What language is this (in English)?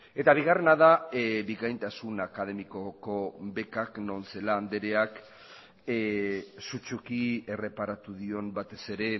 Basque